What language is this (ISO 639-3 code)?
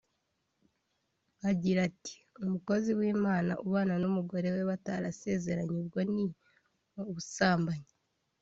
kin